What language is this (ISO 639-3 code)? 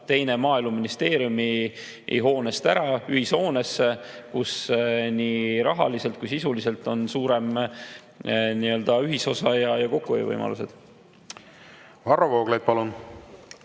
est